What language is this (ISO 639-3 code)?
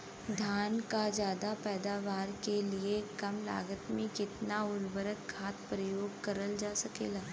bho